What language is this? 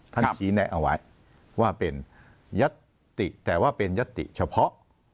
Thai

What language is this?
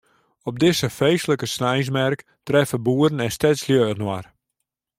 Western Frisian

